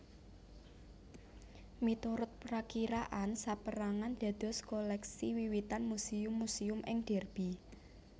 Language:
Javanese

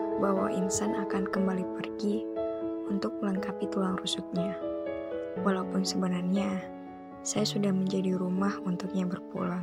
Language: Indonesian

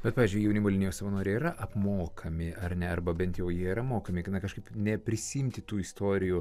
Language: Lithuanian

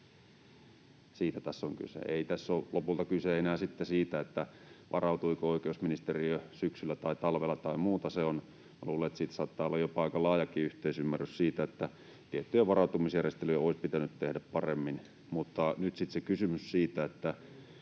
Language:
Finnish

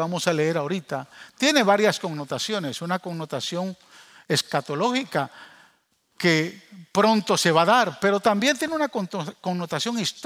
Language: Spanish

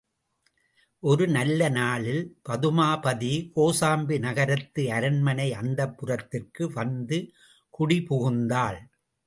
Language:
Tamil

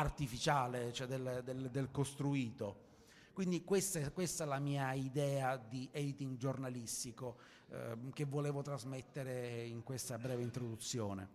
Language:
Italian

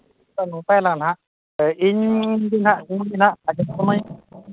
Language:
Santali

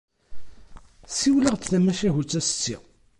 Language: Kabyle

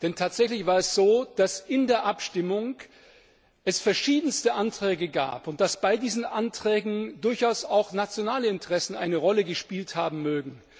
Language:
German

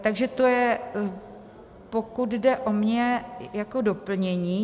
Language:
Czech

